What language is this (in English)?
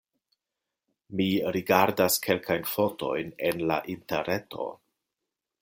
Esperanto